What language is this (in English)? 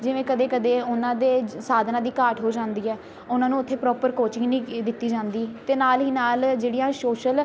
Punjabi